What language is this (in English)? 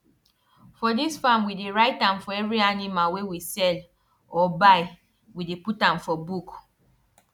Nigerian Pidgin